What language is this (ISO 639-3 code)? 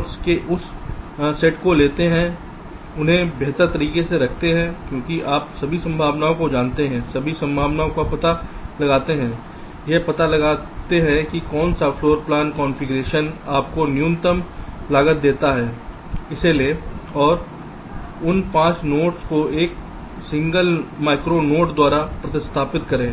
hin